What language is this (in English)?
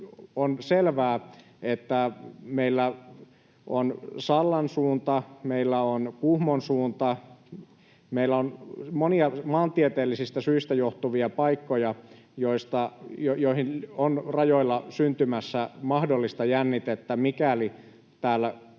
Finnish